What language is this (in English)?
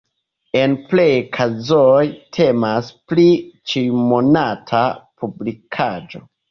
Esperanto